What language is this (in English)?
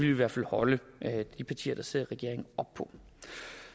Danish